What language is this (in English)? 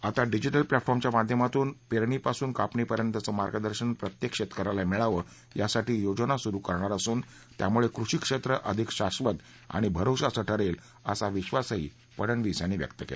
Marathi